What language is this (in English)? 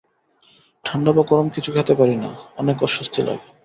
Bangla